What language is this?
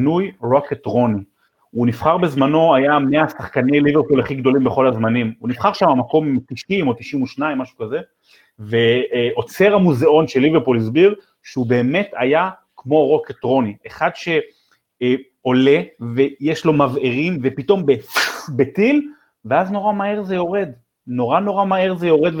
Hebrew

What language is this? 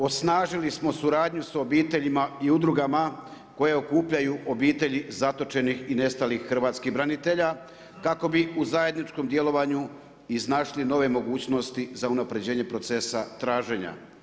Croatian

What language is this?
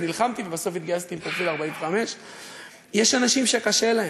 Hebrew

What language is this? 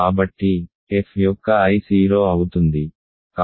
Telugu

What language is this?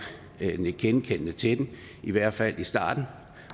Danish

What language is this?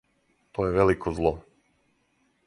Serbian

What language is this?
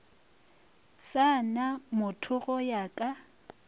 Northern Sotho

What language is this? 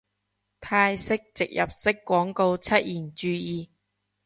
Cantonese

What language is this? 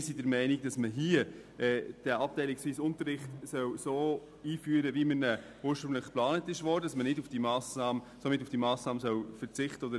Swiss German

